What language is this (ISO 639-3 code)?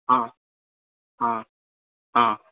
mai